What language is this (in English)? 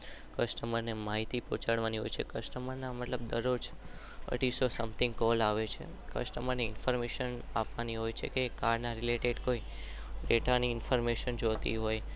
Gujarati